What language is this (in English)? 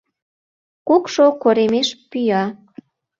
Mari